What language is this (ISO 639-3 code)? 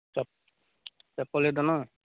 mai